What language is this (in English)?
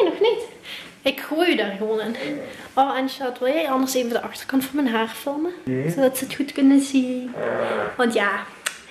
Dutch